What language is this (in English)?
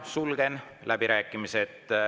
Estonian